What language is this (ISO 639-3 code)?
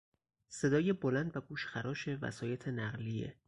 fas